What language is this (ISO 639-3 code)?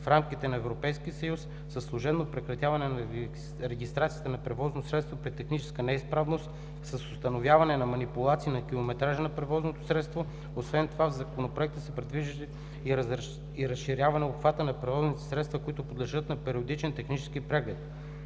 bul